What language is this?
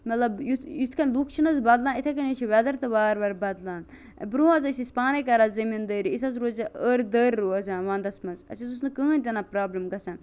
Kashmiri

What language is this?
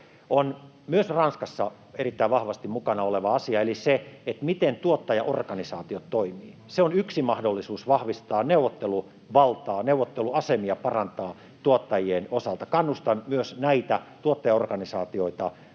Finnish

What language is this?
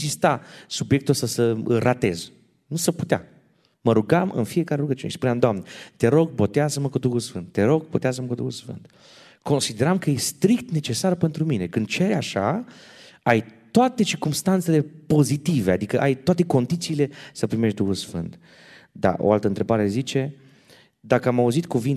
Romanian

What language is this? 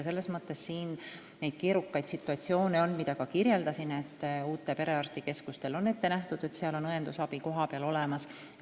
Estonian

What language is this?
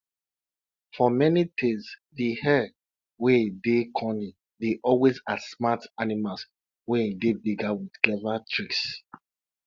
Nigerian Pidgin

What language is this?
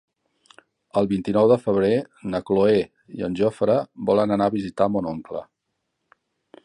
Catalan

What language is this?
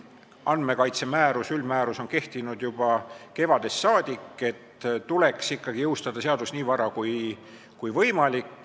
Estonian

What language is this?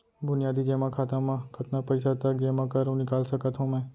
Chhattisgarhi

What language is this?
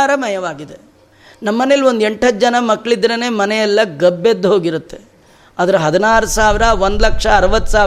Kannada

